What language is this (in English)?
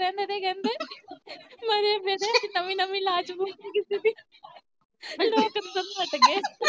Punjabi